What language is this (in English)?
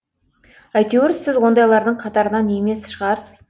Kazakh